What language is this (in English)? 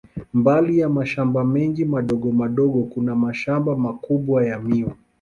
Swahili